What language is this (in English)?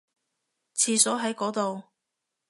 Cantonese